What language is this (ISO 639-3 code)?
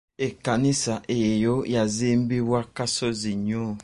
lug